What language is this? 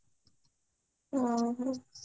Odia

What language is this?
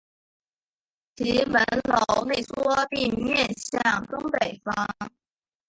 Chinese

